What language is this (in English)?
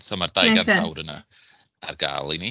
Welsh